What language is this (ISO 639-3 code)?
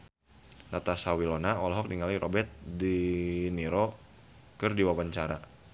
sun